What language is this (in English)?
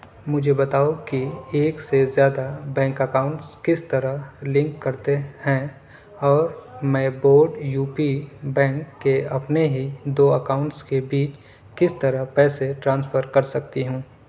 Urdu